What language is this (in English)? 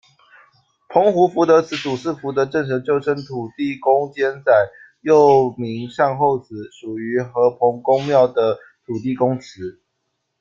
Chinese